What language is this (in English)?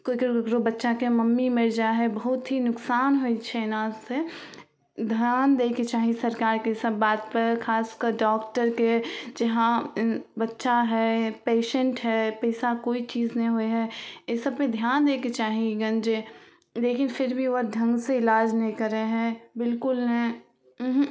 Maithili